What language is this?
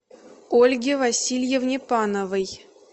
Russian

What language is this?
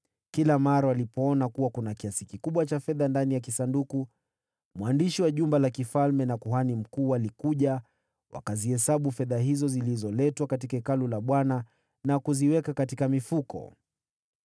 Swahili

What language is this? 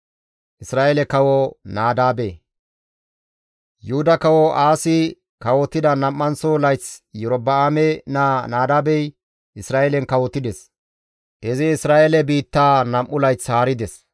Gamo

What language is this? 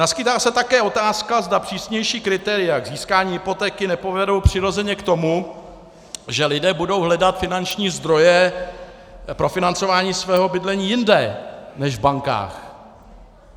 Czech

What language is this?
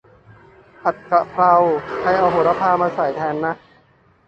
Thai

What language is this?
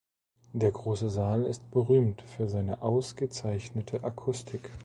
German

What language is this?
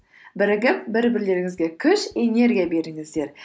Kazakh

